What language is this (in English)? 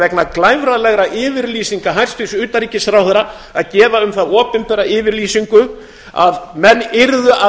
Icelandic